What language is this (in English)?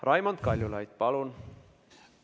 Estonian